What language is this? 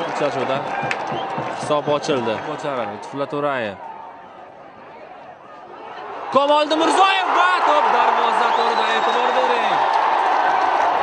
Turkish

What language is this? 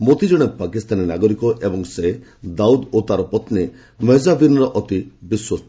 Odia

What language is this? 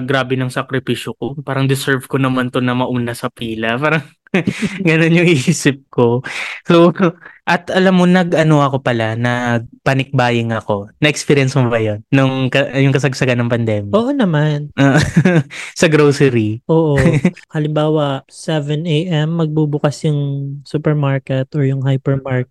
Filipino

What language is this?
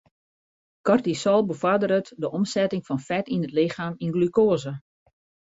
Western Frisian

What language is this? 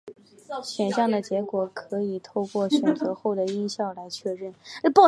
Chinese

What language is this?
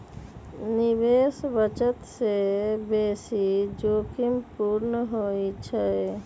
Magahi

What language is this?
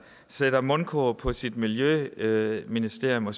Danish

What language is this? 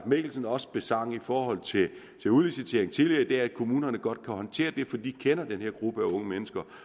Danish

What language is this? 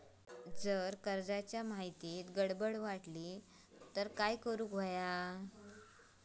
Marathi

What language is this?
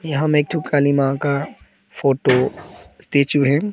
Hindi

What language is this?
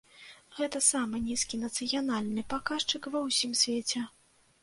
Belarusian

